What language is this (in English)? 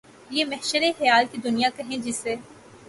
Urdu